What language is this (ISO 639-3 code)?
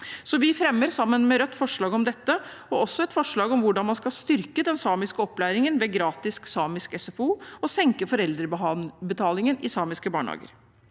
nor